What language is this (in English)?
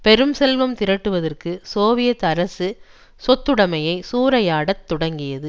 Tamil